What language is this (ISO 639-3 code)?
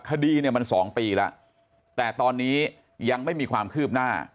tha